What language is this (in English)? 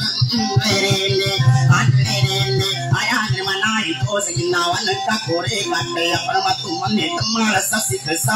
Thai